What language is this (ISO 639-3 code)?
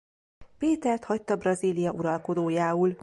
hun